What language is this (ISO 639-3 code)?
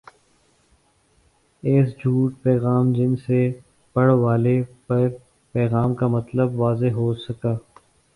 urd